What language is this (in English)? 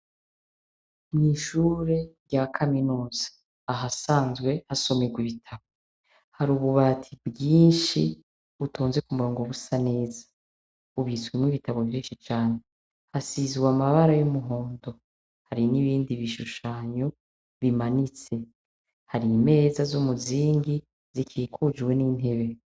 Rundi